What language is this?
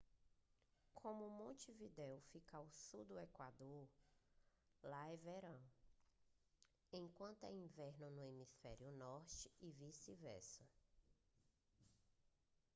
Portuguese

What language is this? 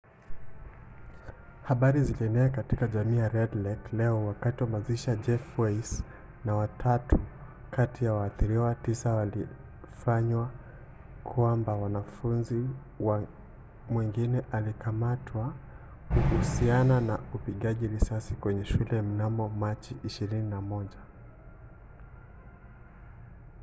Swahili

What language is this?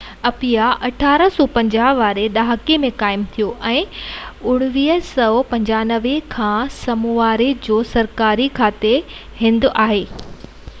Sindhi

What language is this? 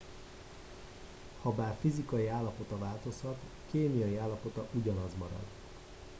Hungarian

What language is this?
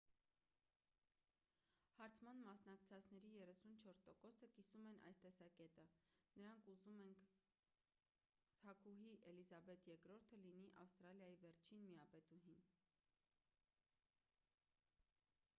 Armenian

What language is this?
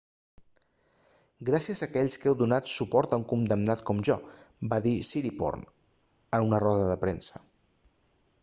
Catalan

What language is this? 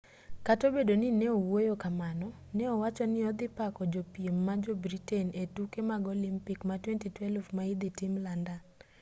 Luo (Kenya and Tanzania)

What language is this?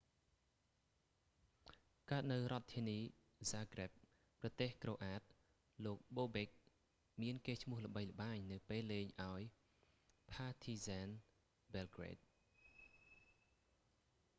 Khmer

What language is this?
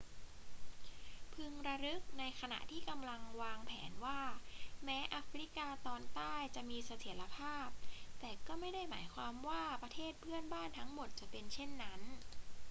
Thai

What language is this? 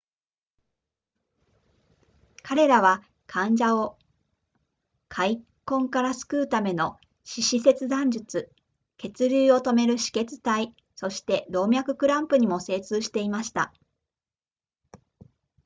Japanese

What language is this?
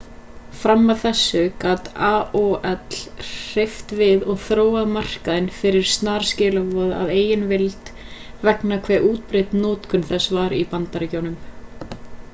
Icelandic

